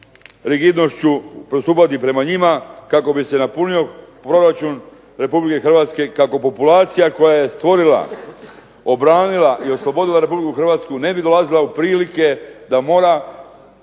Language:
Croatian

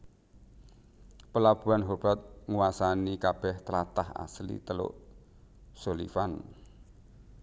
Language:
Javanese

